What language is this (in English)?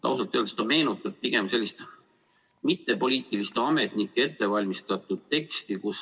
Estonian